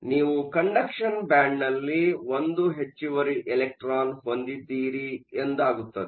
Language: Kannada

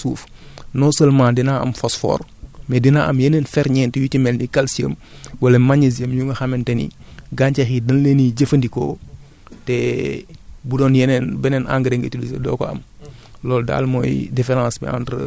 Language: Wolof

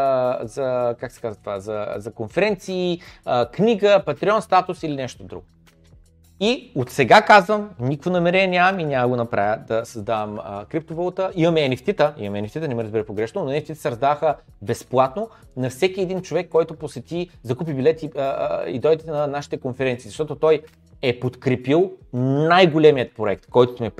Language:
Bulgarian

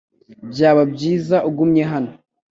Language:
Kinyarwanda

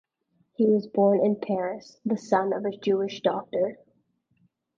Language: English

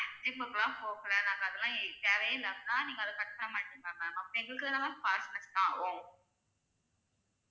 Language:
Tamil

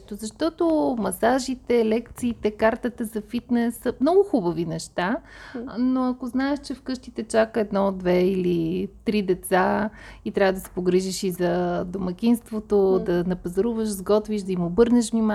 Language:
Bulgarian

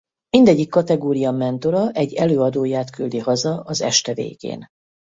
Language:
Hungarian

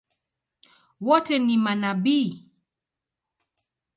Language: Swahili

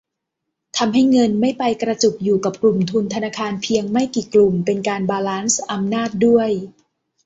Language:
Thai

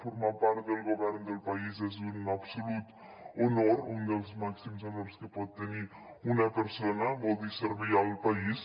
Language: Catalan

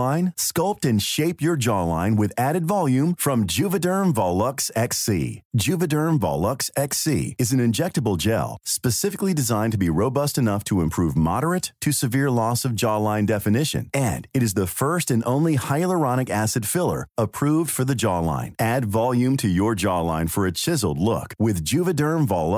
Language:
Persian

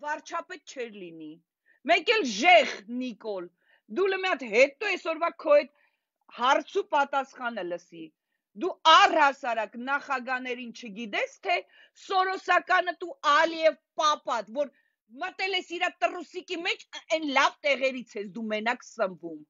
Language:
Romanian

